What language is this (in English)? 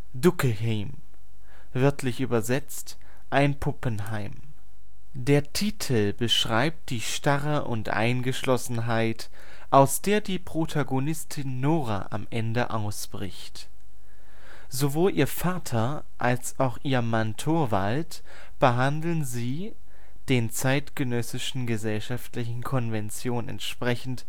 German